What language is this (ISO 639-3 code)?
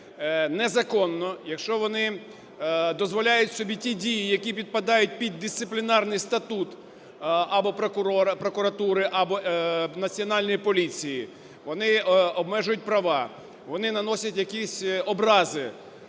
ukr